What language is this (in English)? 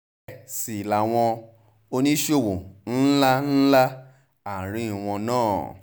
Yoruba